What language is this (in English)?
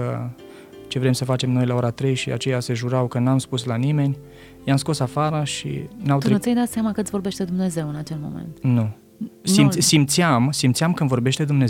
Romanian